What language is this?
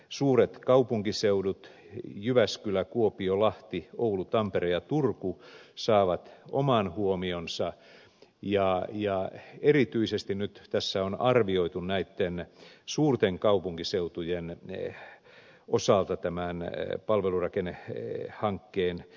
Finnish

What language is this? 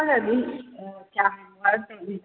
Manipuri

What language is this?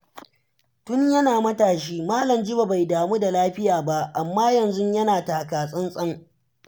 Hausa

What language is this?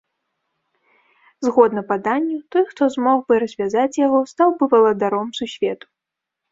Belarusian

